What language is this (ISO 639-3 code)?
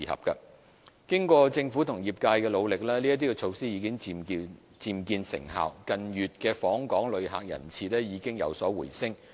yue